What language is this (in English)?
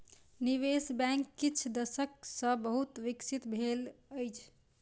Maithili